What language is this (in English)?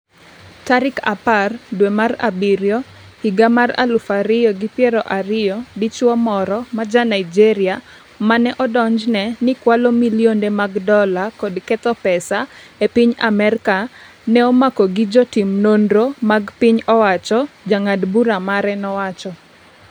Luo (Kenya and Tanzania)